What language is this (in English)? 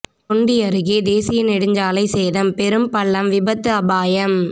Tamil